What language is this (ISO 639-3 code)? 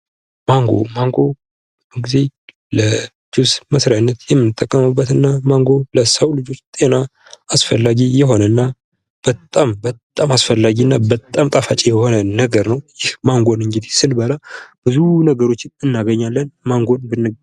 amh